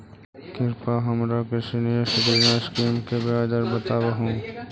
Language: Magahi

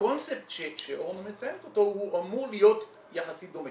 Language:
Hebrew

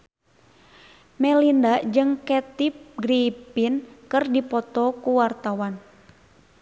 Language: Sundanese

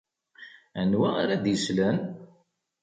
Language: Kabyle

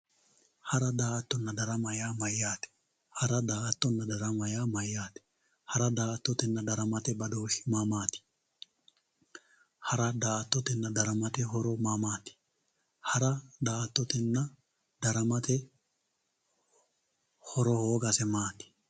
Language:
Sidamo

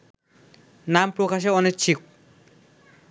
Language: Bangla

